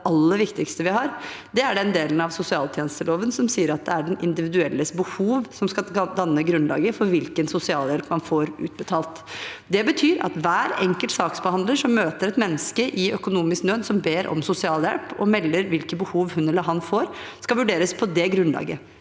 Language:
Norwegian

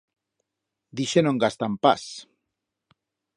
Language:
Aragonese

